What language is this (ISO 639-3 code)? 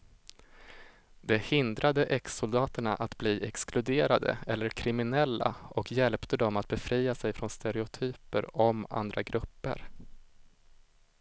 swe